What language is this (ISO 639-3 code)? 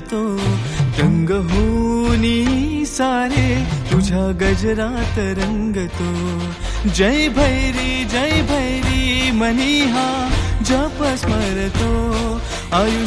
mar